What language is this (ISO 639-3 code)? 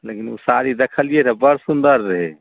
mai